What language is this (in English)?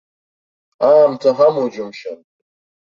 Abkhazian